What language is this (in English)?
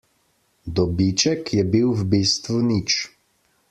Slovenian